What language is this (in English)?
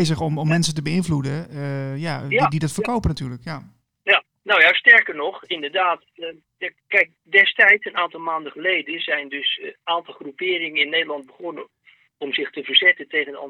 Dutch